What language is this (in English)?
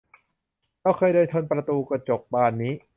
Thai